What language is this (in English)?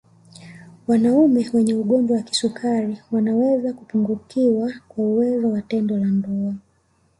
Swahili